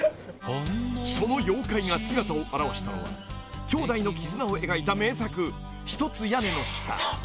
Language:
Japanese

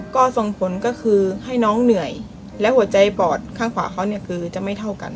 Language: Thai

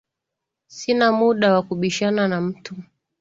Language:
Swahili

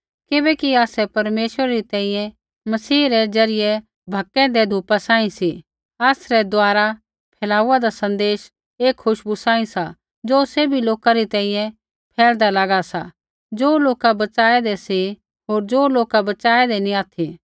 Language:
Kullu Pahari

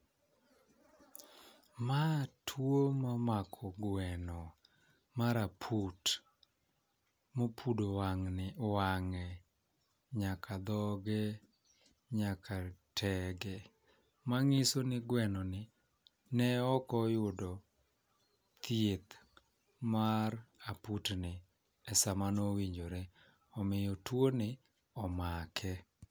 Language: Luo (Kenya and Tanzania)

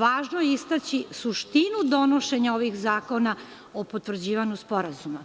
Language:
Serbian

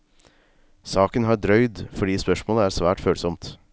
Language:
Norwegian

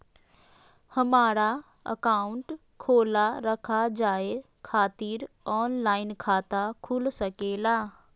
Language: Magahi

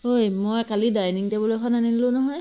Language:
Assamese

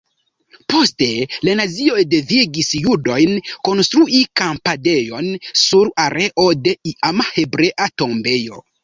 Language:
Esperanto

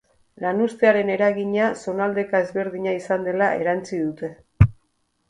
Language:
Basque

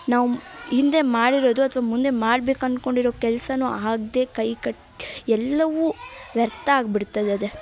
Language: Kannada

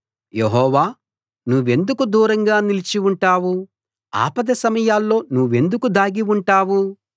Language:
Telugu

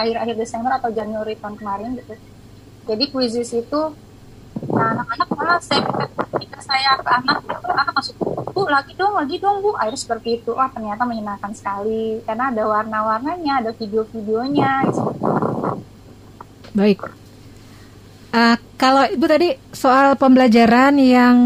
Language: Indonesian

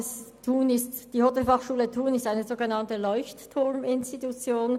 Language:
Swiss German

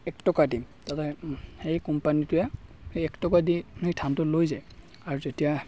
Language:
Assamese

